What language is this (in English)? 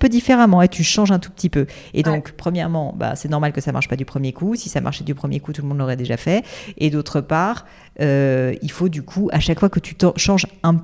French